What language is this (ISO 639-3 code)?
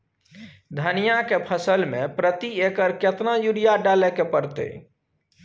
mai